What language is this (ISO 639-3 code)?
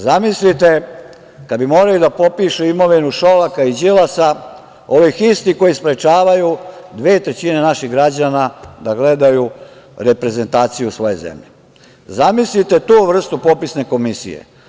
srp